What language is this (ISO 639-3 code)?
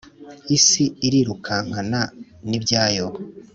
kin